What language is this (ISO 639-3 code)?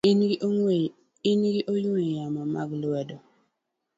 luo